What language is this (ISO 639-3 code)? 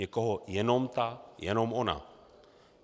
ces